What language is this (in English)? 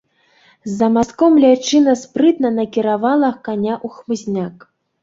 Belarusian